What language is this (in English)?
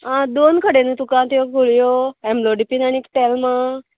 Konkani